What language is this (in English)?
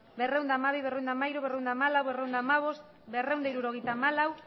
Basque